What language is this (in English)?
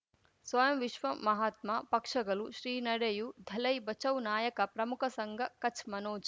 Kannada